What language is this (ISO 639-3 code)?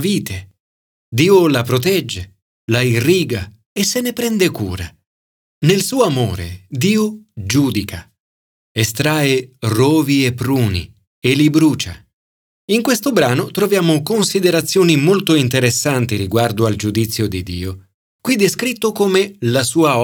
ita